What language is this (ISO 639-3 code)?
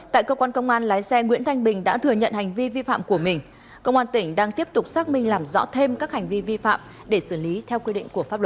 vie